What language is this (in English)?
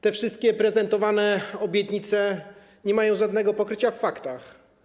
Polish